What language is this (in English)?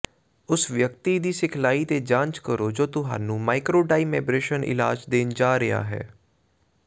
Punjabi